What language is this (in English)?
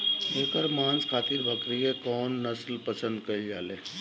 Bhojpuri